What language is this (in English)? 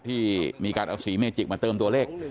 Thai